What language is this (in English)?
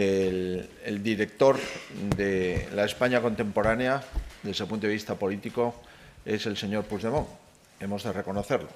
Spanish